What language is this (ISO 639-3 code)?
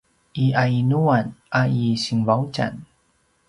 pwn